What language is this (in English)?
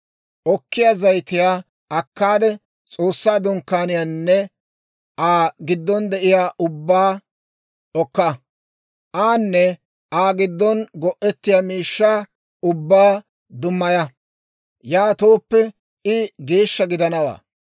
Dawro